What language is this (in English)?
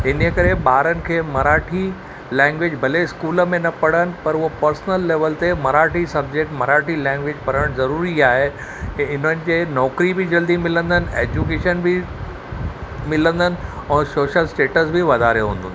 Sindhi